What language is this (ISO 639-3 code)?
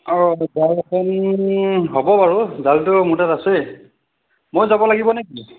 asm